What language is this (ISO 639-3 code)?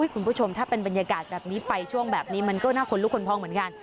tha